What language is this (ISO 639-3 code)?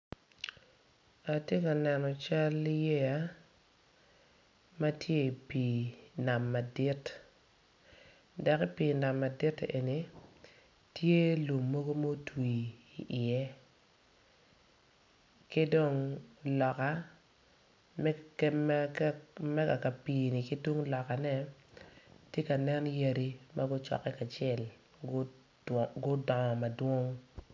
ach